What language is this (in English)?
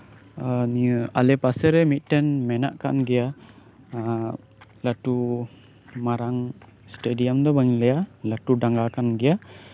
Santali